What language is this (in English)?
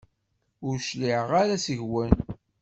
Kabyle